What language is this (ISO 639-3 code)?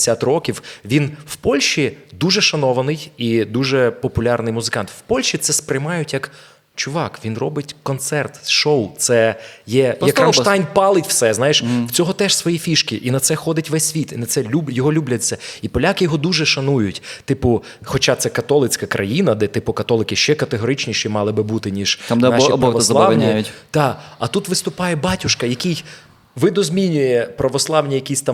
ukr